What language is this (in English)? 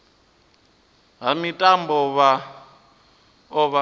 Venda